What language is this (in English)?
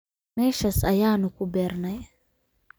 Somali